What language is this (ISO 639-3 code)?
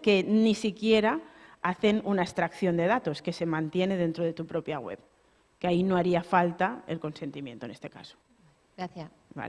spa